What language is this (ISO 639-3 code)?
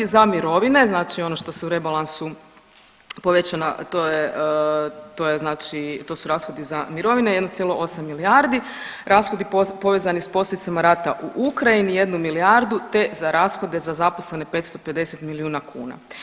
hrv